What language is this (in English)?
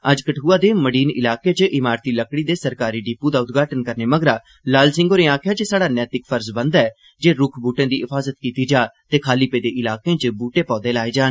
Dogri